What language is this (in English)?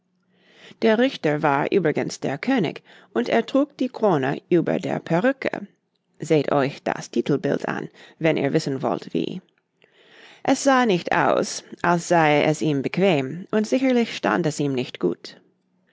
German